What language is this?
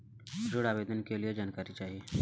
Bhojpuri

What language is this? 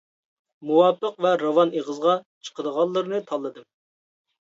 Uyghur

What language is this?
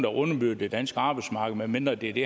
Danish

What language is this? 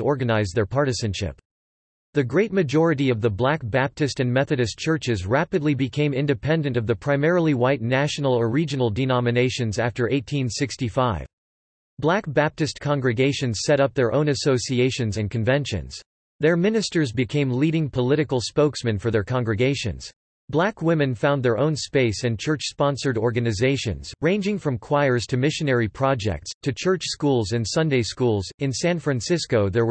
English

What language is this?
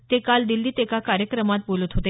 Marathi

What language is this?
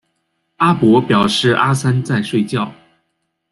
Chinese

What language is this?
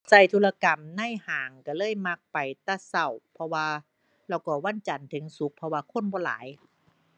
Thai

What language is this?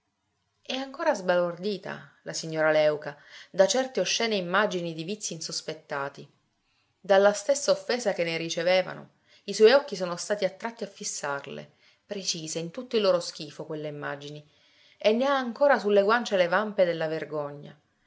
Italian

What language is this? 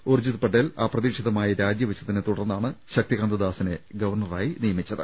Malayalam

